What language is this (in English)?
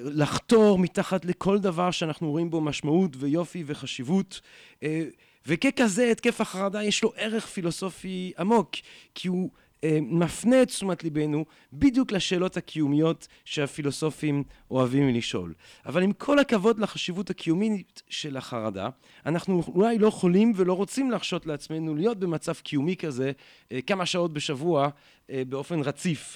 Hebrew